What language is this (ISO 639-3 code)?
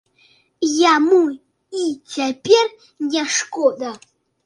bel